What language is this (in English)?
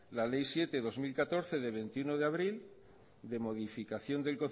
Spanish